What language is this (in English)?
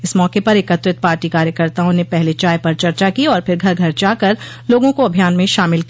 Hindi